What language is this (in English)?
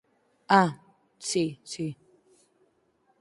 Galician